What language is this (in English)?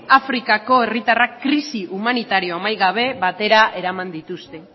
Basque